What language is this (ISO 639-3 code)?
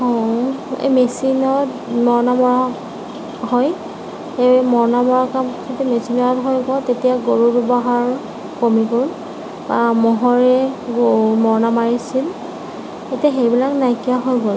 asm